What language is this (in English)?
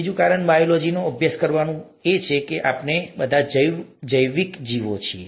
Gujarati